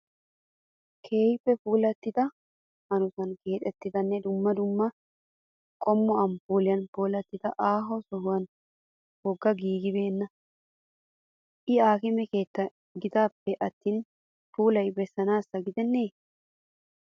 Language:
Wolaytta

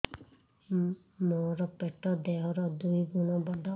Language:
Odia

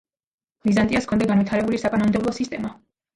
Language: Georgian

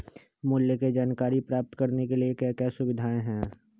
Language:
Magahi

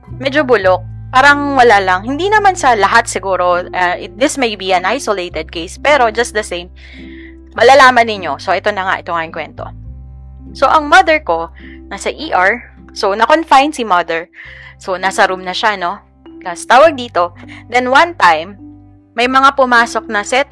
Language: Filipino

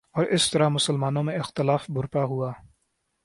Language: Urdu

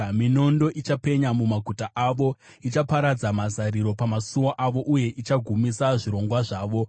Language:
Shona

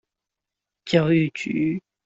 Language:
Chinese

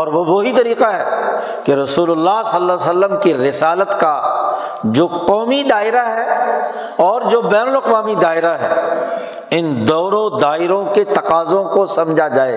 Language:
Urdu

